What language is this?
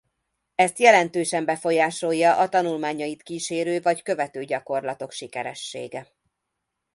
Hungarian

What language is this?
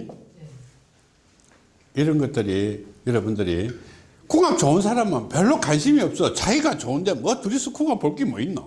Korean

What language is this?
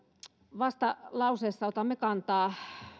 Finnish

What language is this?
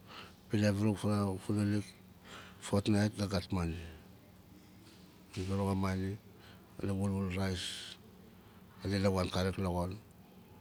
Nalik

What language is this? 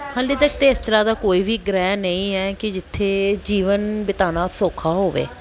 Punjabi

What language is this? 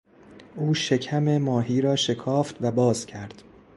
Persian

